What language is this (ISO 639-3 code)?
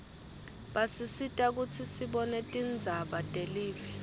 ssw